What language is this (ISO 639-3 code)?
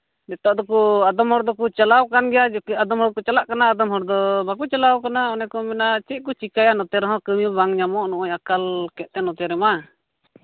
sat